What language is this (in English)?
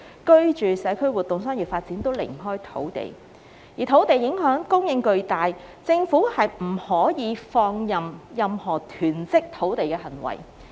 Cantonese